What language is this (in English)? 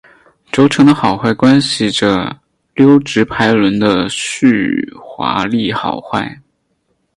Chinese